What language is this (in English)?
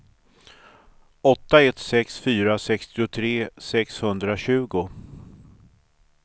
Swedish